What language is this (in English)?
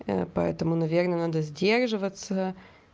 Russian